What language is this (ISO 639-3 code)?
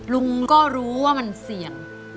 tha